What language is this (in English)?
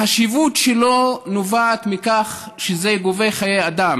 Hebrew